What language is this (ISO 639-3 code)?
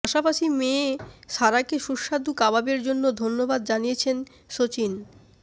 ben